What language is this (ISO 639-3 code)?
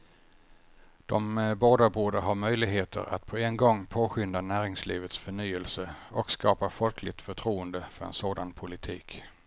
swe